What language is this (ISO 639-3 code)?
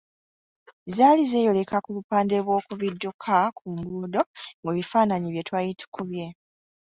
lug